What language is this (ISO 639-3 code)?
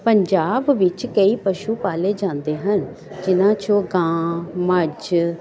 pan